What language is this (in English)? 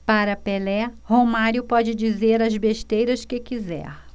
Portuguese